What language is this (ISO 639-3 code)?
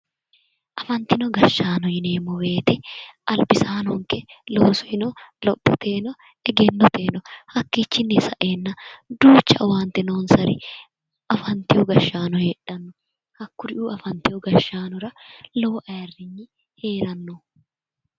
sid